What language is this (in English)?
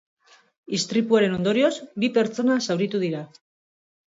Basque